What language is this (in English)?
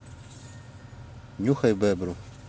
Russian